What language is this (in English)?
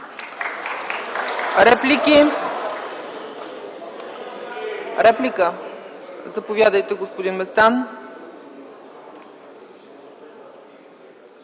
Bulgarian